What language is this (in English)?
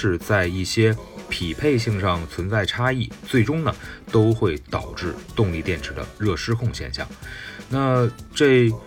Chinese